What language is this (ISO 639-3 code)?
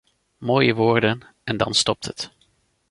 nld